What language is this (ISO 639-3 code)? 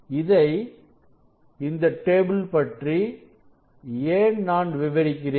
tam